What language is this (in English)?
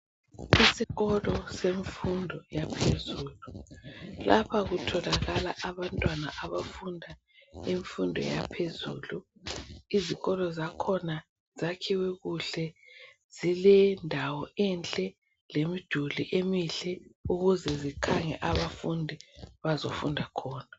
North Ndebele